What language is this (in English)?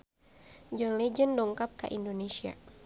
Sundanese